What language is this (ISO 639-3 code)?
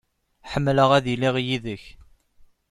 kab